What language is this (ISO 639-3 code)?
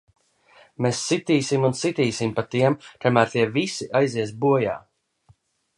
lav